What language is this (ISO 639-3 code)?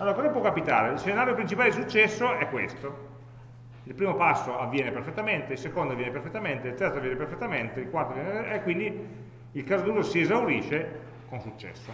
ita